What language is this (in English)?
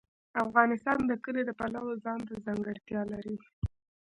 Pashto